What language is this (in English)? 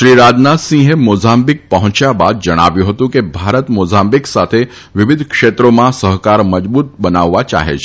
Gujarati